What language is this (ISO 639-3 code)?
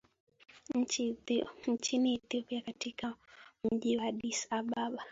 swa